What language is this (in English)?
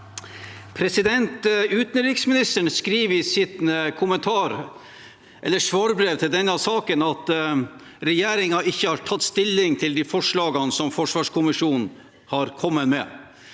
Norwegian